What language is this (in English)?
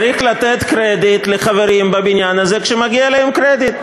Hebrew